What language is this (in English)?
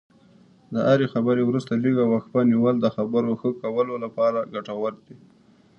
Pashto